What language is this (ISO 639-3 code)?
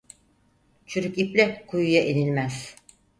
tur